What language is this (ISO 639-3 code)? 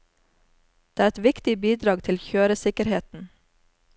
nor